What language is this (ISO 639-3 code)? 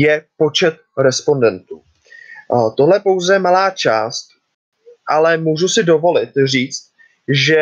ces